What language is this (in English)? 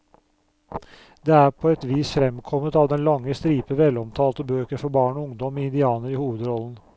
Norwegian